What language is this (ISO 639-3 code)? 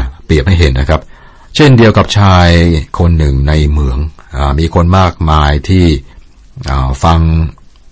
tha